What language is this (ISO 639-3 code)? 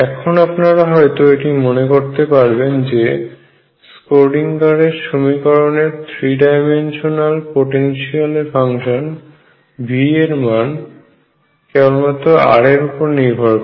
ben